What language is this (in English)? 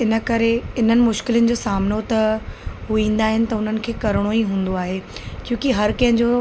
Sindhi